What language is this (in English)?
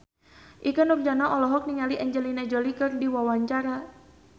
Sundanese